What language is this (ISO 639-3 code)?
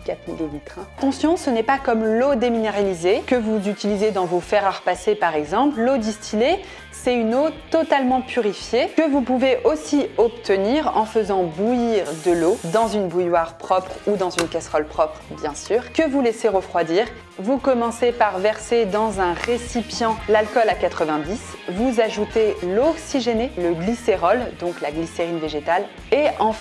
fra